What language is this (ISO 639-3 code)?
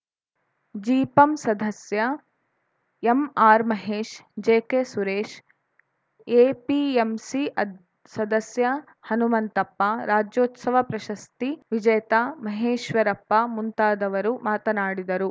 kan